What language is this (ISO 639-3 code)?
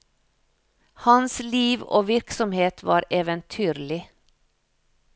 nor